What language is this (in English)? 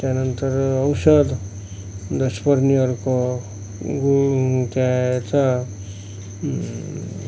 Marathi